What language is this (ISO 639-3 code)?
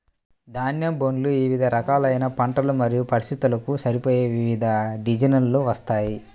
tel